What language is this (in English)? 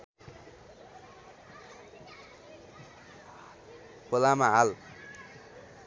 Nepali